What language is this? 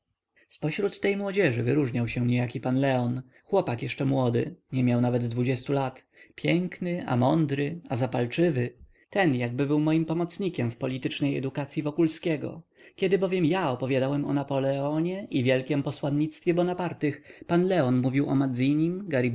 Polish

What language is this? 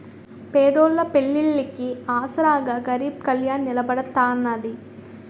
Telugu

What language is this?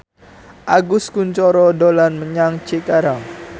Javanese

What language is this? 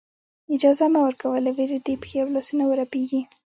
Pashto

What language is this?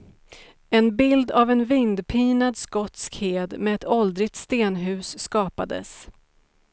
Swedish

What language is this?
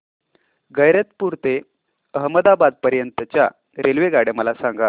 Marathi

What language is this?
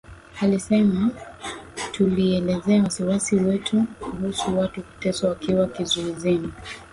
Swahili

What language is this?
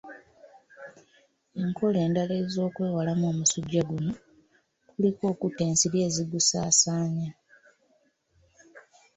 Ganda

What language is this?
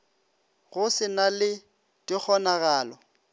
Northern Sotho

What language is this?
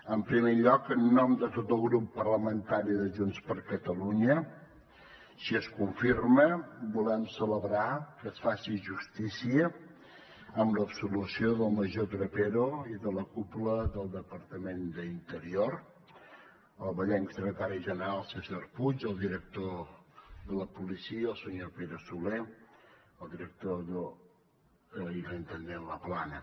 Catalan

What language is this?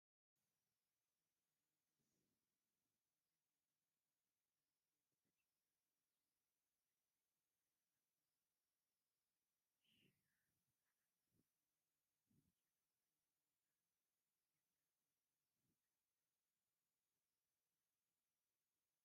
Tigrinya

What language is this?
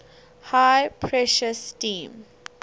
English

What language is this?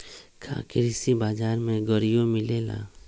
Magahi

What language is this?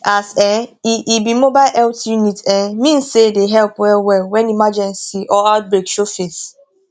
Nigerian Pidgin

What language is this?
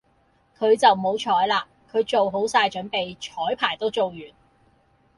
Cantonese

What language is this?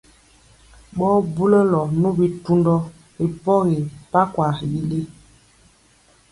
Mpiemo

